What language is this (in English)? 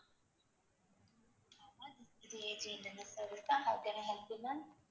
Tamil